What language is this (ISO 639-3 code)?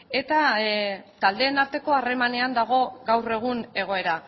eus